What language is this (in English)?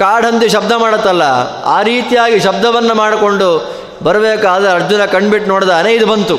Kannada